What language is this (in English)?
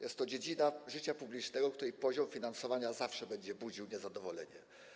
Polish